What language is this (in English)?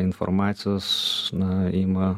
Lithuanian